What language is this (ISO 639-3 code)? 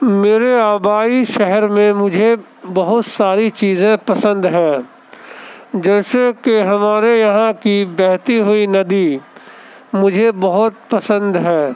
urd